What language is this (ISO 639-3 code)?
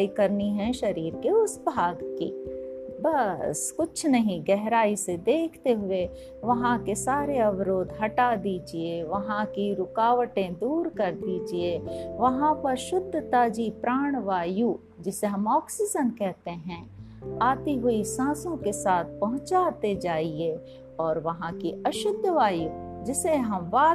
hin